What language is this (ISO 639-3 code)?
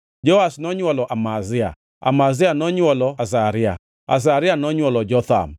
luo